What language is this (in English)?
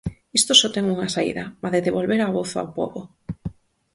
Galician